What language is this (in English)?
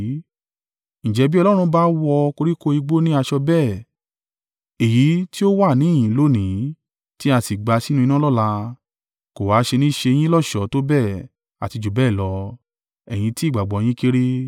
Yoruba